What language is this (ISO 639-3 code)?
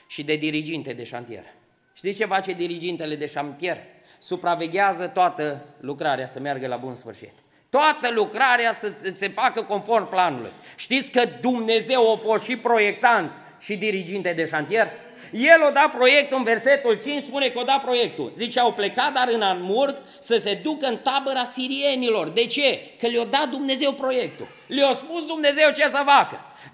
ron